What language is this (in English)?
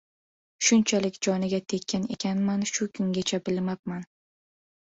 Uzbek